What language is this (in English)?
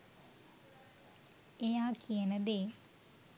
Sinhala